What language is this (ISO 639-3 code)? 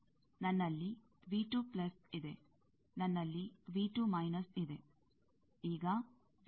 kan